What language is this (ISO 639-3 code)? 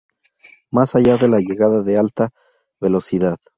spa